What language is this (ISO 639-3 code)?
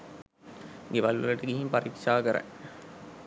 sin